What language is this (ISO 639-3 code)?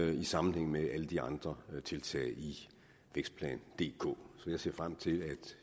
dan